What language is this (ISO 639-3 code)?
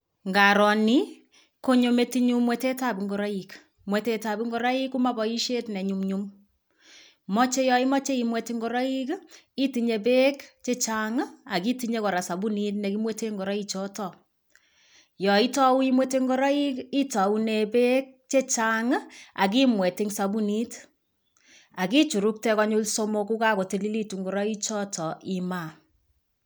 kln